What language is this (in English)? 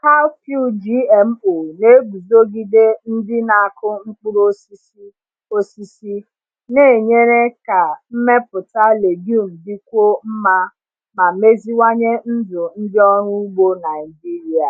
Igbo